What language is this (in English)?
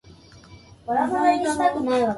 Japanese